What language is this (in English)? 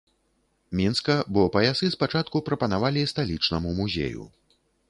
Belarusian